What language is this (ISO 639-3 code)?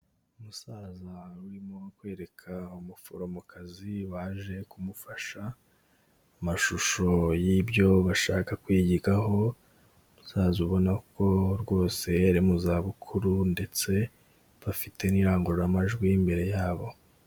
kin